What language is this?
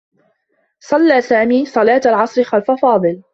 Arabic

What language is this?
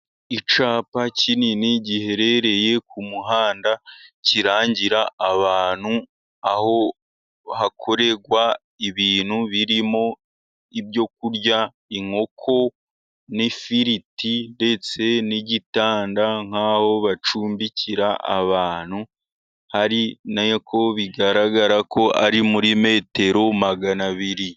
Kinyarwanda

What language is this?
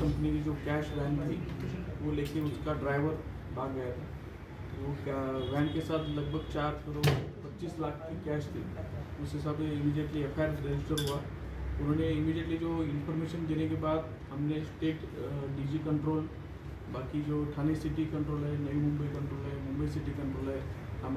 Hindi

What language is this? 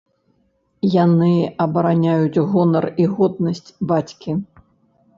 Belarusian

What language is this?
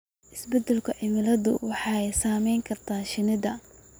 Somali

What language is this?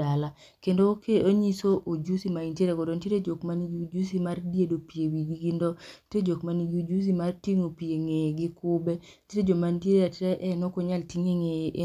Luo (Kenya and Tanzania)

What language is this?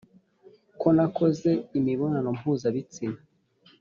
Kinyarwanda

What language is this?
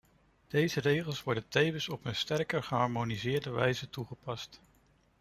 Dutch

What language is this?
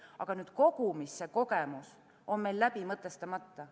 Estonian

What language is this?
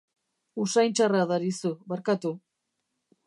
Basque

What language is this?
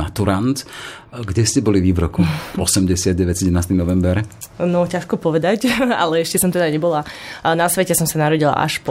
Slovak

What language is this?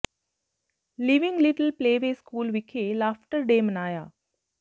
Punjabi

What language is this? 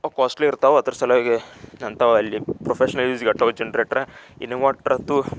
Kannada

